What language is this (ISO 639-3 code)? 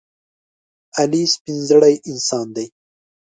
pus